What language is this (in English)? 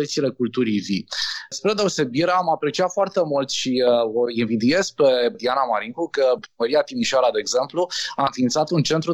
Romanian